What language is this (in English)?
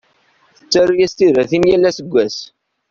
Kabyle